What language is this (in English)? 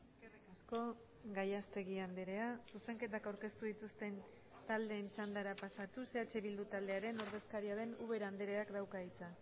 Basque